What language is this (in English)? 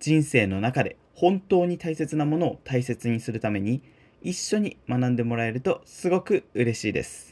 Japanese